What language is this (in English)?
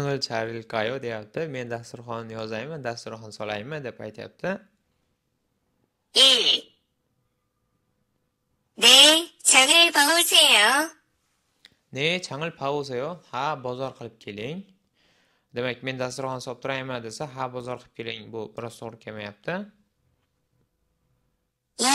Korean